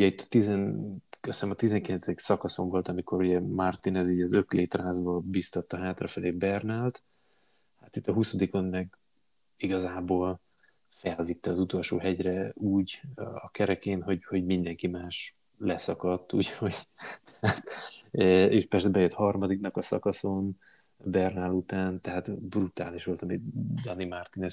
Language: Hungarian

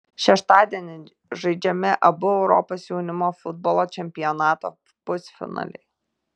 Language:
Lithuanian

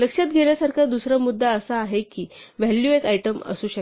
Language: Marathi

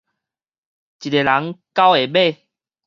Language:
Min Nan Chinese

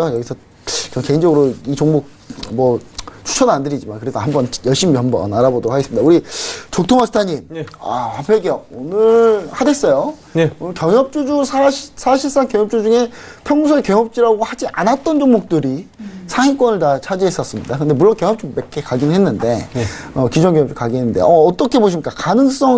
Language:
Korean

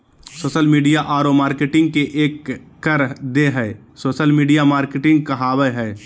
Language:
Magahi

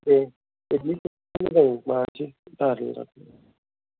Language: Bodo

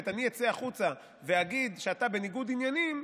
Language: Hebrew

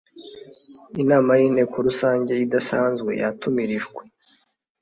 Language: Kinyarwanda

